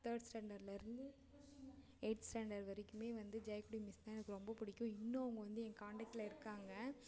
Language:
Tamil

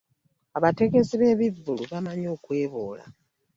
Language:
Ganda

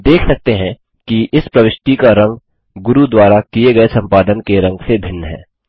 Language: Hindi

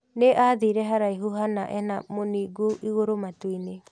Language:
Kikuyu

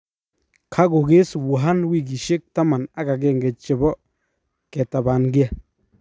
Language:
Kalenjin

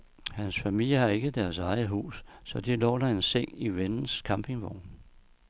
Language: Danish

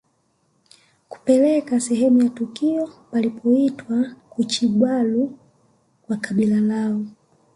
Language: Swahili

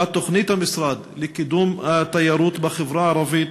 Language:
Hebrew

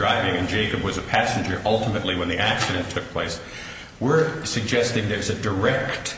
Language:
English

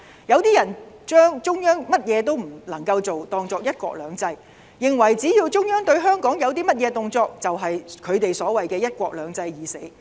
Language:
Cantonese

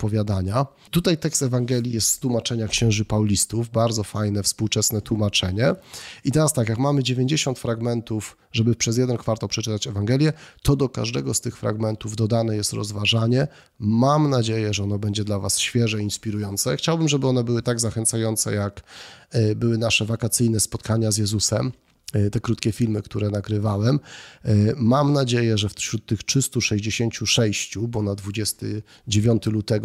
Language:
Polish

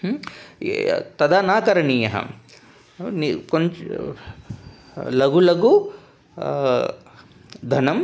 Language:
Sanskrit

